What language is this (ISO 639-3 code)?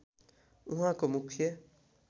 nep